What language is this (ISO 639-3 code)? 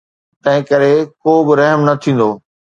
snd